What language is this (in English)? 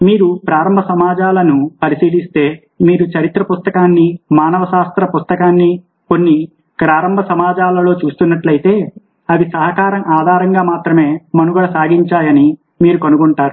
Telugu